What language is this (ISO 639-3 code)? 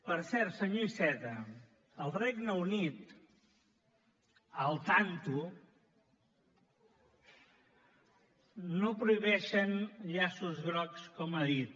cat